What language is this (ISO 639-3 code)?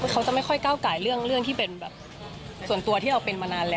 tha